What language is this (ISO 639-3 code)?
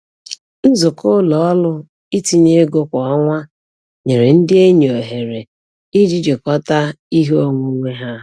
ibo